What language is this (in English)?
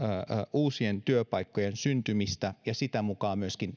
Finnish